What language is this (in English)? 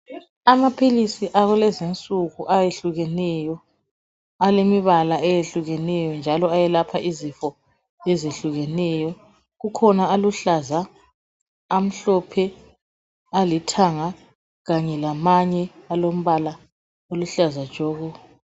North Ndebele